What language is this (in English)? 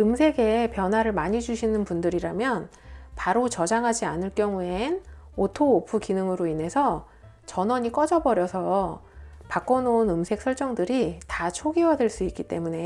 Korean